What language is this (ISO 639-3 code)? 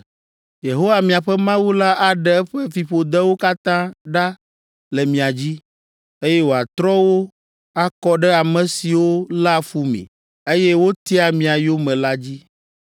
ewe